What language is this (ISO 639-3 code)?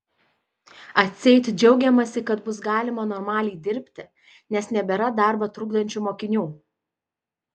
lit